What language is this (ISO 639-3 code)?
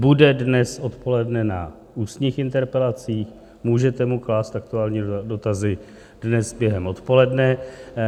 ces